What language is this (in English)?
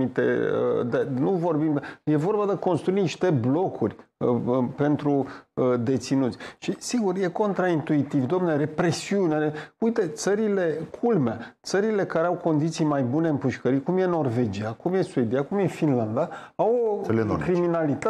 Romanian